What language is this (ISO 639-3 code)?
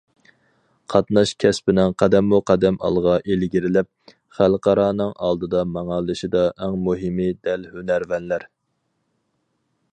uig